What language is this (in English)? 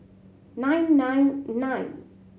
English